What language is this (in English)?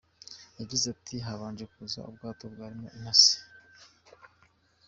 Kinyarwanda